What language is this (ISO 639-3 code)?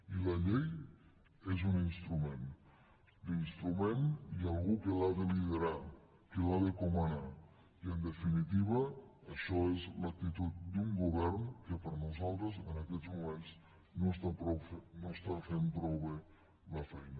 cat